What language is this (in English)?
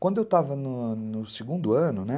Portuguese